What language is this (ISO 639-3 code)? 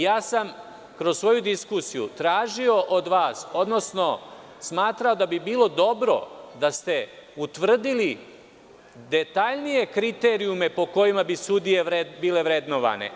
srp